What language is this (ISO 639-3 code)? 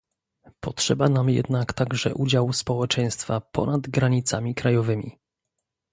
pol